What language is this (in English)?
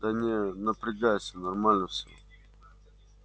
Russian